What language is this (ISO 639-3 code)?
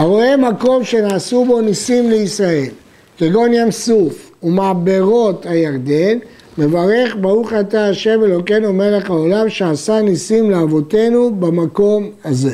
heb